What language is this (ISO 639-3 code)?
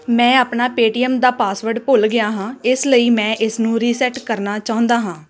pan